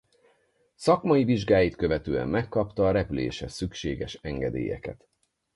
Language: Hungarian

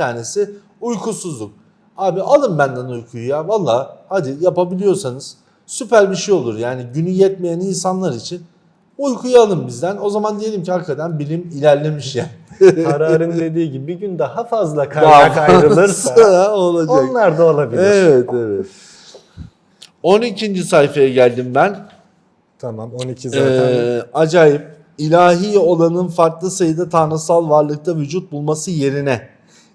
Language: Turkish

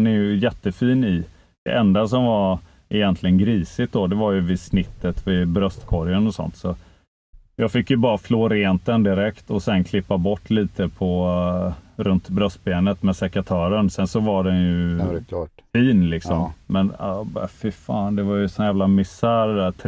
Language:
Swedish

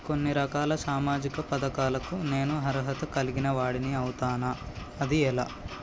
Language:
Telugu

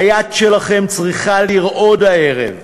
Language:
Hebrew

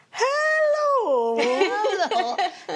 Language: Welsh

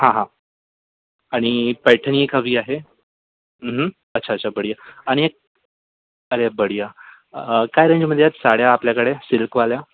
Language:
Marathi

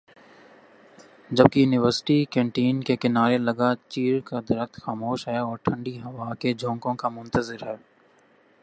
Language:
Urdu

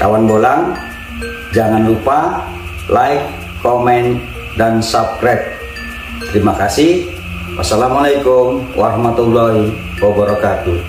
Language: Indonesian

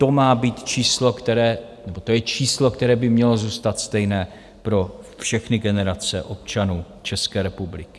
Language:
Czech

